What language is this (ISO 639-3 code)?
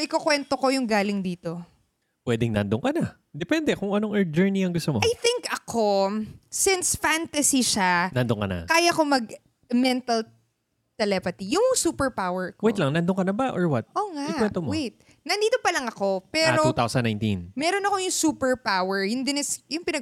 fil